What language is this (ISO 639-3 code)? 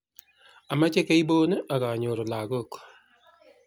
kln